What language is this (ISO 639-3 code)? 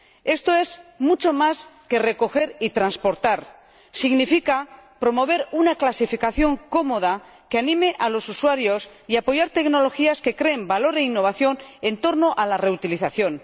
spa